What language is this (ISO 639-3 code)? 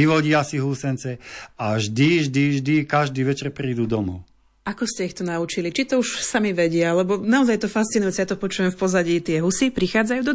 slk